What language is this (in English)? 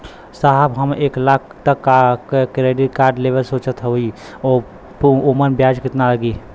Bhojpuri